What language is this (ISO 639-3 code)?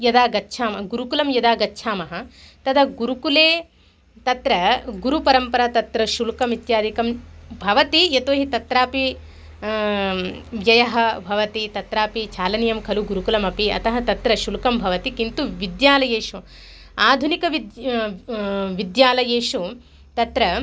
san